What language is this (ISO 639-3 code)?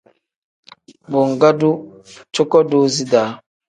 kdh